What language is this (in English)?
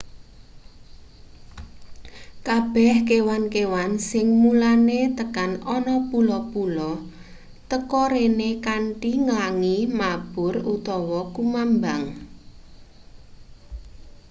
Javanese